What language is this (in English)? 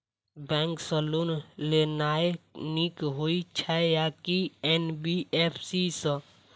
Maithili